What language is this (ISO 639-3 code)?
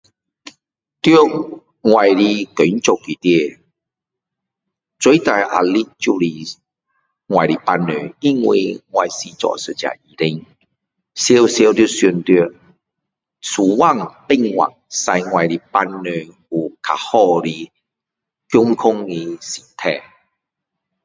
cdo